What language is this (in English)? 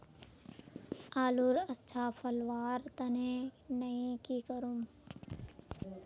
Magahi